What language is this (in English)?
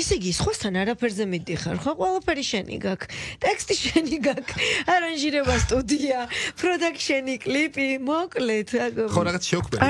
Arabic